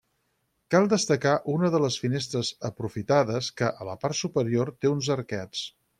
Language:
Catalan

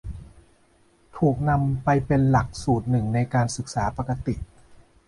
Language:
Thai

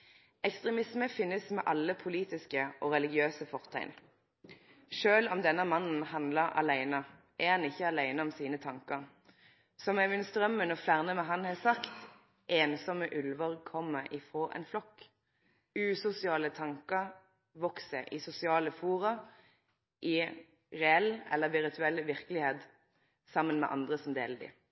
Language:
Norwegian Nynorsk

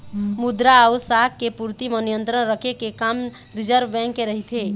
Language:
Chhattisgarhi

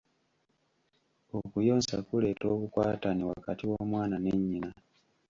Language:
Ganda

